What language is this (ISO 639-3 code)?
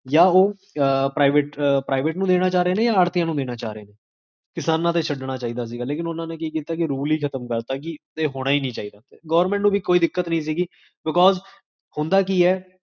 pan